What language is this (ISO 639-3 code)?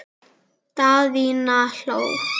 isl